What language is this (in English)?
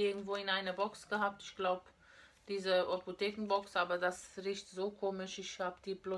German